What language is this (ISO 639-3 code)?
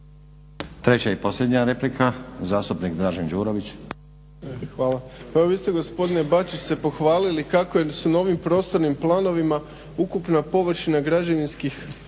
hrv